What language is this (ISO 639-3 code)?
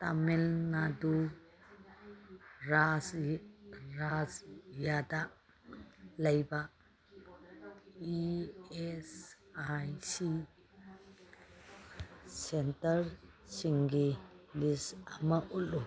mni